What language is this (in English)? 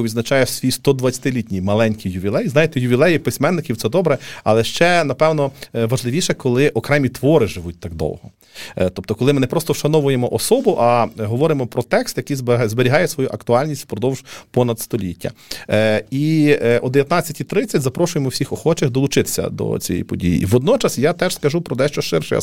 Ukrainian